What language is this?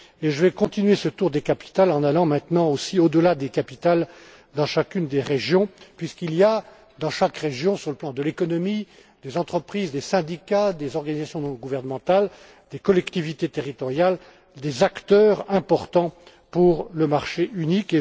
French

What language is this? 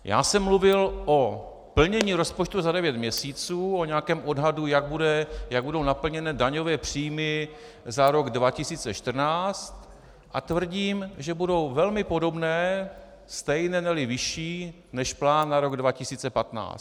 Czech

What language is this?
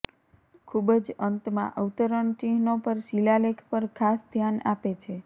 Gujarati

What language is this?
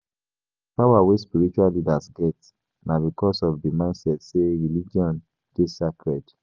Nigerian Pidgin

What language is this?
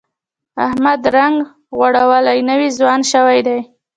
Pashto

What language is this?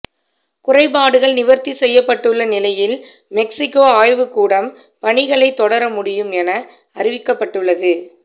Tamil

